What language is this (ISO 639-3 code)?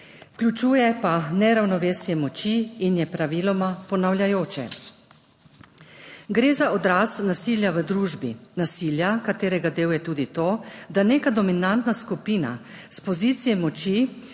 slv